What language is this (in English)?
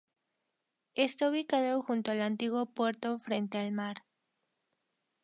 Spanish